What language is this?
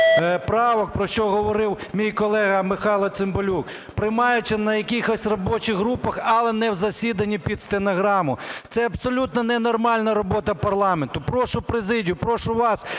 Ukrainian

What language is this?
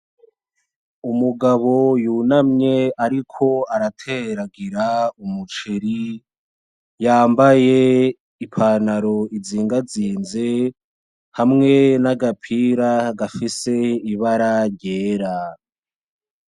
Rundi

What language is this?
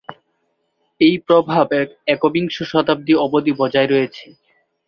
Bangla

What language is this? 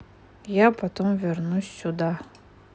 Russian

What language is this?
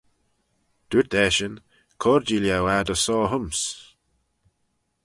Manx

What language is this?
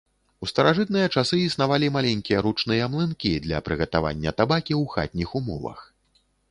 Belarusian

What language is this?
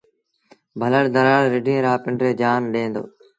Sindhi Bhil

